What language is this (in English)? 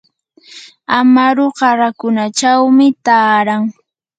Yanahuanca Pasco Quechua